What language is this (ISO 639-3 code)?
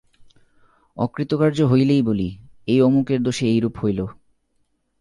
ben